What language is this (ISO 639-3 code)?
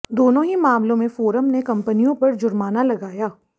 hin